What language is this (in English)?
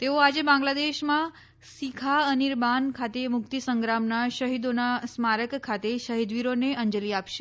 Gujarati